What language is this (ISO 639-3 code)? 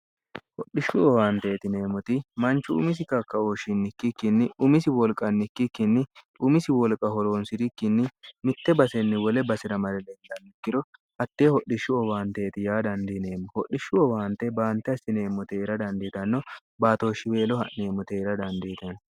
sid